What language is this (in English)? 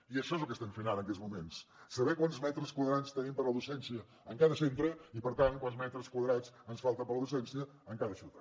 Catalan